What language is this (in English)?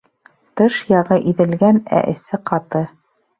Bashkir